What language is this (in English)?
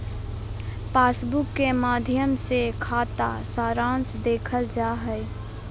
Magahi